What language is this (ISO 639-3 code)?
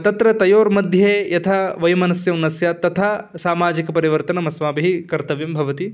san